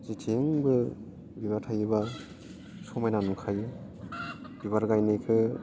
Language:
Bodo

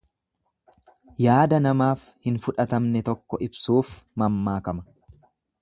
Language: Oromo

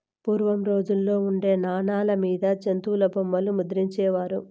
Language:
Telugu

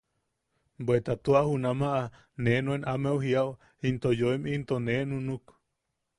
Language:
Yaqui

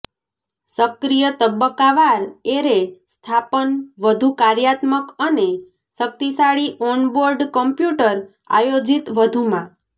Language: Gujarati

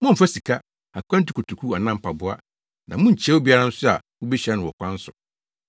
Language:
Akan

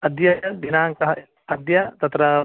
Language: Sanskrit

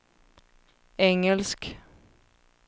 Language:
Swedish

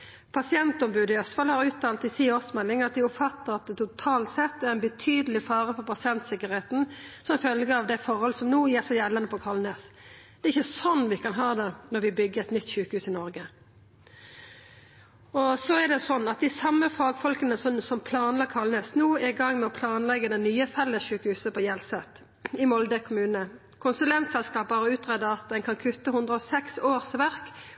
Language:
Norwegian Nynorsk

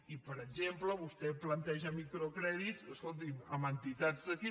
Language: Catalan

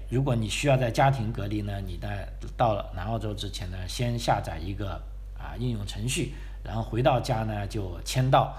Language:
Chinese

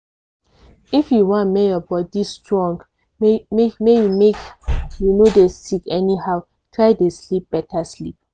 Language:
Nigerian Pidgin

